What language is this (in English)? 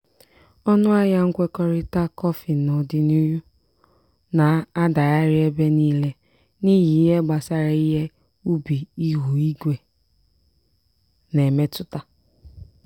Igbo